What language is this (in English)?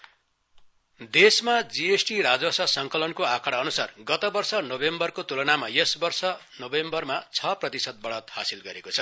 Nepali